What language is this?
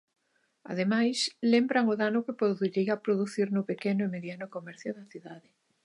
Galician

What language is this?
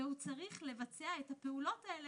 Hebrew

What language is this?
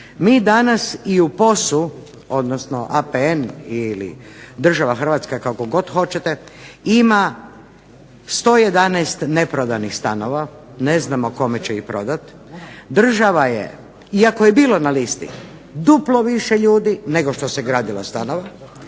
Croatian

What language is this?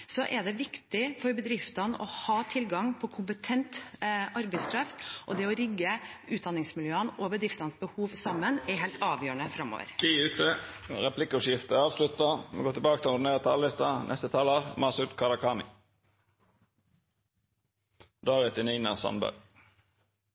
Norwegian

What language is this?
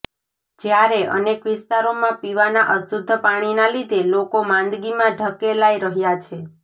Gujarati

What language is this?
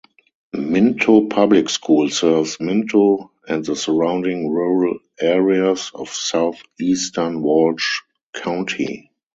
English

